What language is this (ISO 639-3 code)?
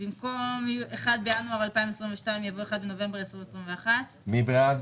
heb